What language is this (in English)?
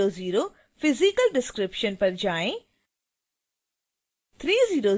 Hindi